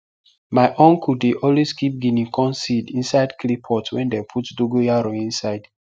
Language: Nigerian Pidgin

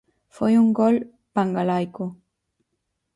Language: Galician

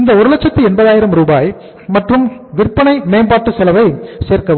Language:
Tamil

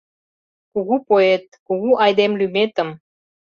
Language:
Mari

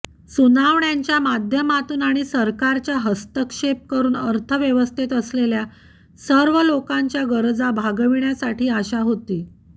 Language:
Marathi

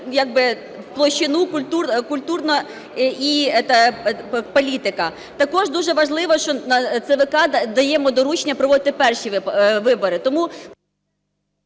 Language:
Ukrainian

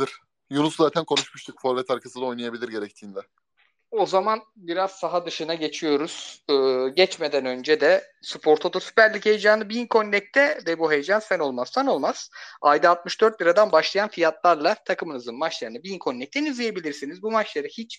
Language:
Turkish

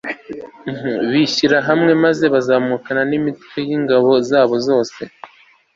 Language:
Kinyarwanda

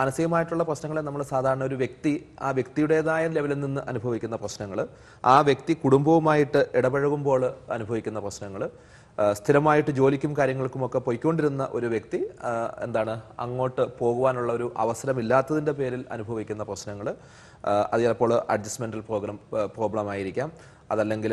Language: Turkish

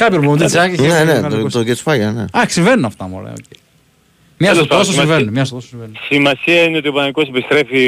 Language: Greek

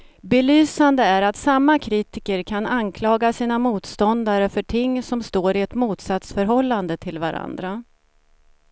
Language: Swedish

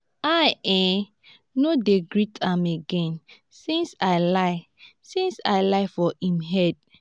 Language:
Nigerian Pidgin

